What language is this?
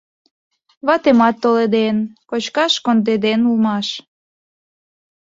Mari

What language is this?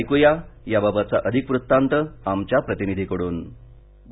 Marathi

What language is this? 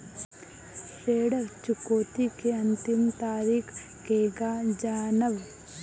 Bhojpuri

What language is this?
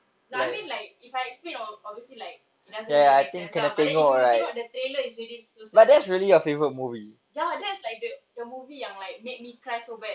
English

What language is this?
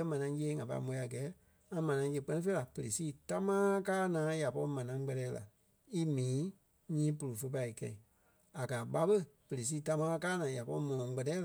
Kpelle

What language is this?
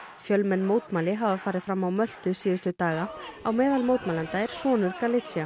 Icelandic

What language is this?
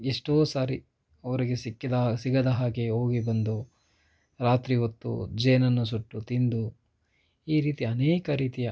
Kannada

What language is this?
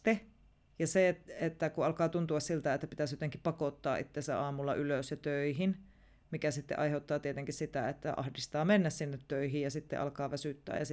Finnish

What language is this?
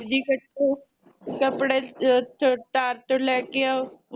Punjabi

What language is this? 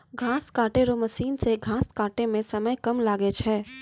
Maithili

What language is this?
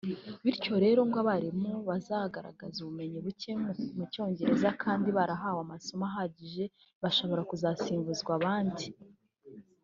Kinyarwanda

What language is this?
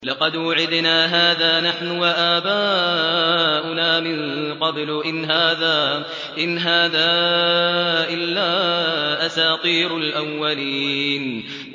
Arabic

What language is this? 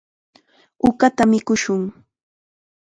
Chiquián Ancash Quechua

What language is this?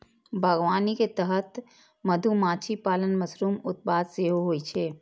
Maithili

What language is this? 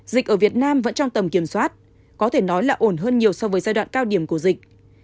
Vietnamese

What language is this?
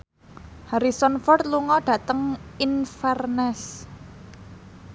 Javanese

